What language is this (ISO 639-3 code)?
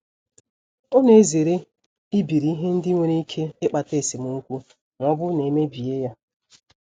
ibo